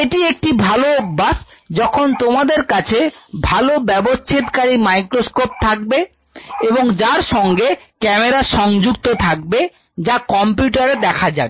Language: Bangla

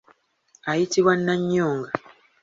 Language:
Ganda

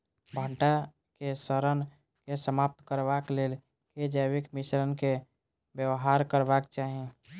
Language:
Maithili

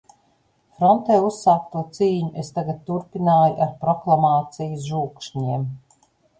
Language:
Latvian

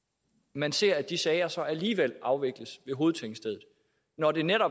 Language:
Danish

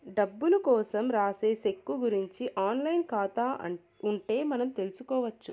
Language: Telugu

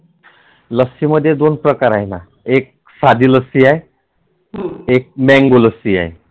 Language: Marathi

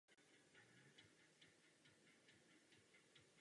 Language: Czech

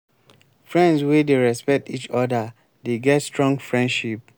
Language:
Nigerian Pidgin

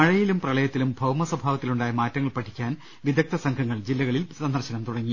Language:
Malayalam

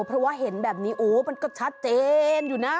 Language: Thai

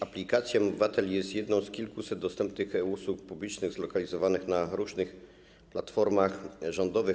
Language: Polish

